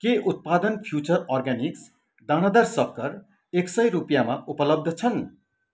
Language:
Nepali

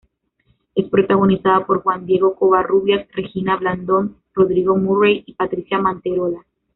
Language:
Spanish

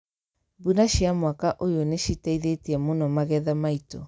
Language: Kikuyu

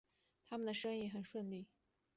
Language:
Chinese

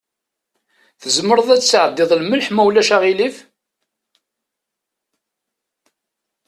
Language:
Kabyle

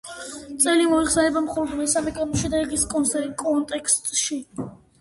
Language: Georgian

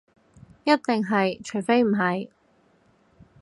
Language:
Cantonese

